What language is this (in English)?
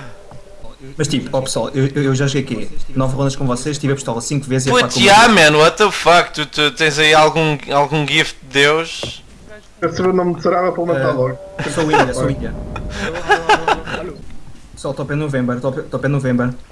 Portuguese